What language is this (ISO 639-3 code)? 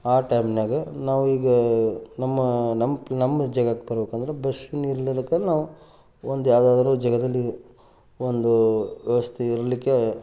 kan